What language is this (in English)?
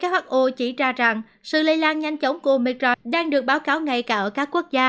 Vietnamese